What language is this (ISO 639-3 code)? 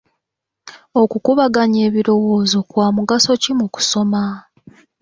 lug